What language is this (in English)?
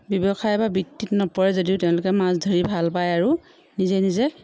Assamese